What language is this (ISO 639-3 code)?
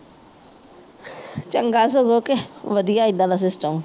pan